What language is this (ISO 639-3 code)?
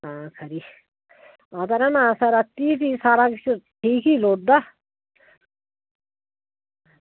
doi